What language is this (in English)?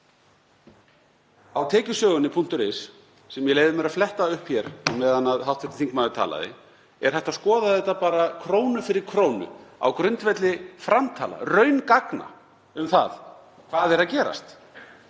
Icelandic